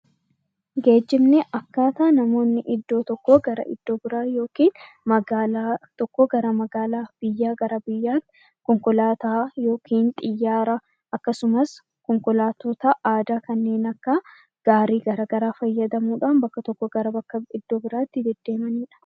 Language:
Oromo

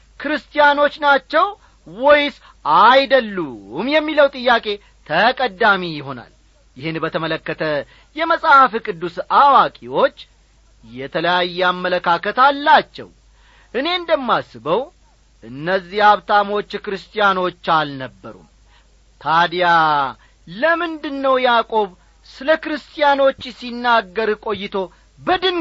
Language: Amharic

